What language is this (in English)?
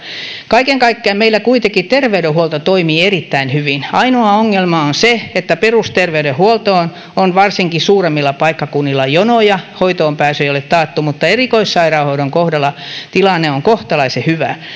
Finnish